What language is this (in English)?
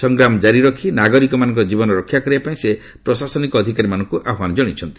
Odia